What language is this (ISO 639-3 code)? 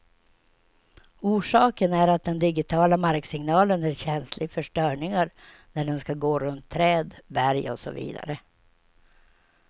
swe